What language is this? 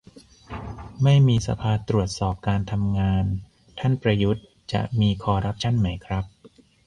Thai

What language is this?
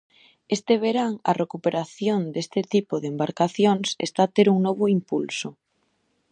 Galician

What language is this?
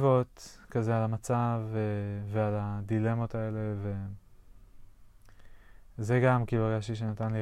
Hebrew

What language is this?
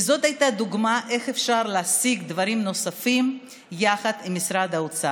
Hebrew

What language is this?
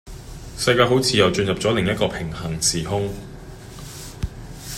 Cantonese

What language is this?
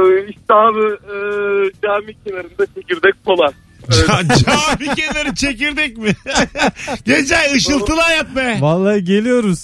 Turkish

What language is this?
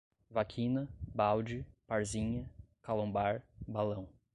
Portuguese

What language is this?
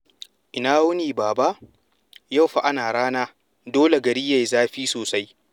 Hausa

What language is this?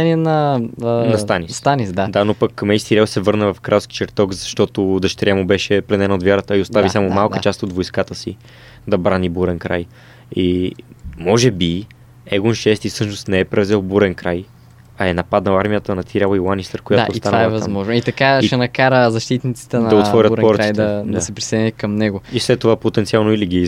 Bulgarian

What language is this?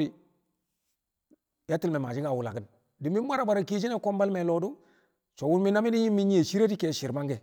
Kamo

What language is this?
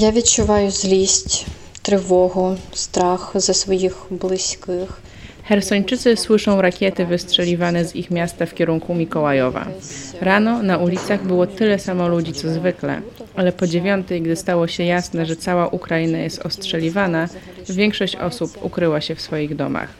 Polish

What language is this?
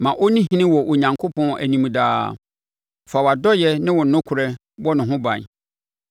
Akan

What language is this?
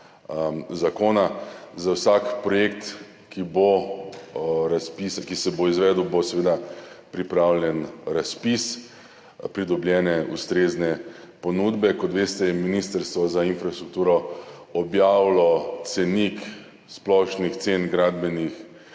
Slovenian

